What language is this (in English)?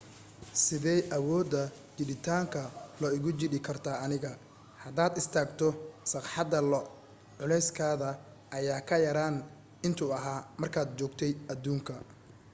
Somali